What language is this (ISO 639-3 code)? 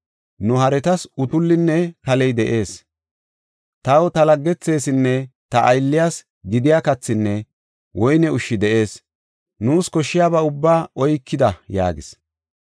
gof